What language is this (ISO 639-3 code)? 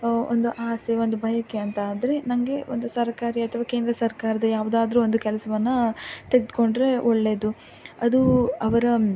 kan